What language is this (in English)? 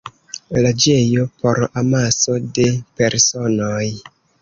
Esperanto